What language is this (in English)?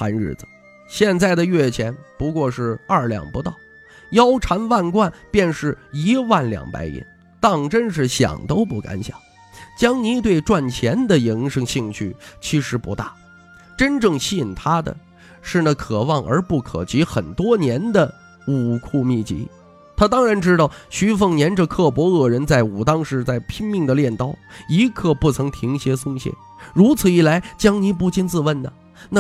Chinese